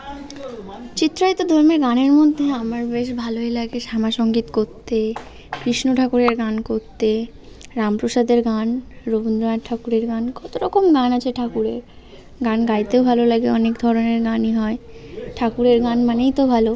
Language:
Bangla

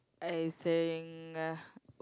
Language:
English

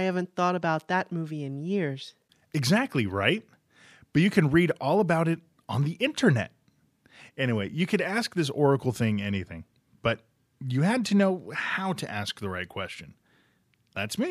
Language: English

